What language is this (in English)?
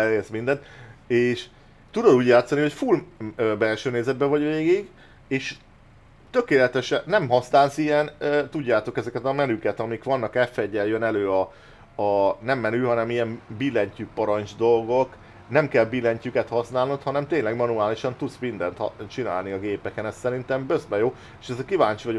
Hungarian